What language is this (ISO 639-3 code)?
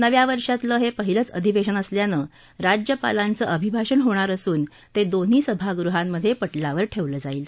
mar